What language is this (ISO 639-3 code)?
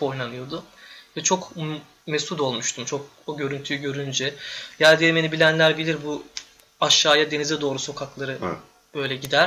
tur